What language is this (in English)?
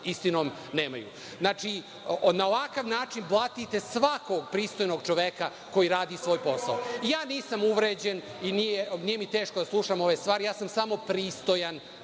Serbian